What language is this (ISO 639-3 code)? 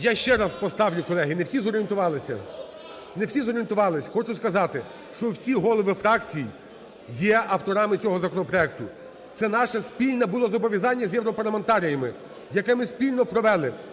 ukr